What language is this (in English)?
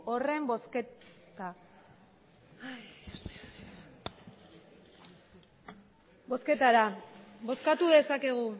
Basque